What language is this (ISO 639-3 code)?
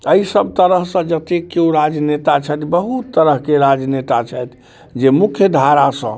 mai